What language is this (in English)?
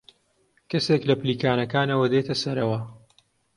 Central Kurdish